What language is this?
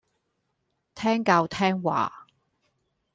Cantonese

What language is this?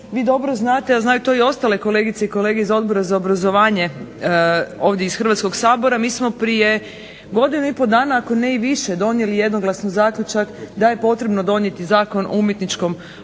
Croatian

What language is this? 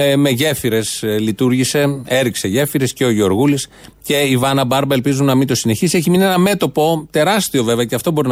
Greek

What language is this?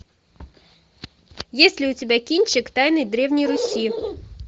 Russian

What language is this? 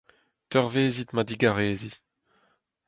Breton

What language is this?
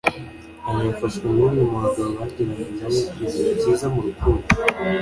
Kinyarwanda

